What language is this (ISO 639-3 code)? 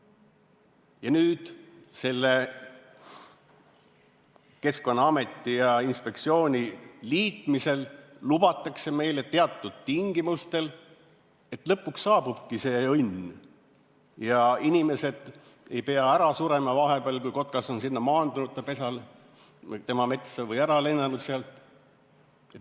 est